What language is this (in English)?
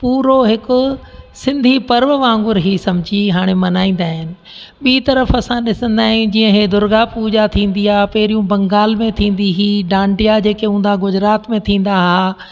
Sindhi